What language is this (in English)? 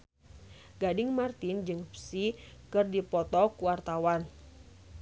Sundanese